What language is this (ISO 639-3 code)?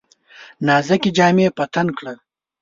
pus